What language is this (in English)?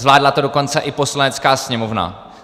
Czech